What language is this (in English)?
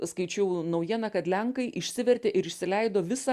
Lithuanian